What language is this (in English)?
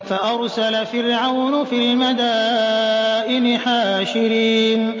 Arabic